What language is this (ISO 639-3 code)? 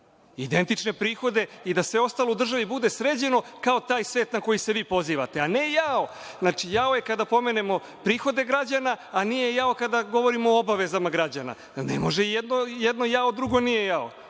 srp